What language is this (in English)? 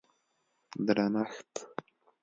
Pashto